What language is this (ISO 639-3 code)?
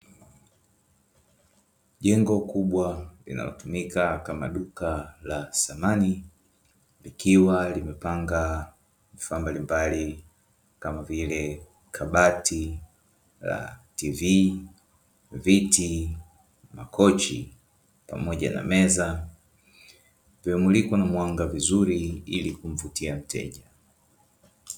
swa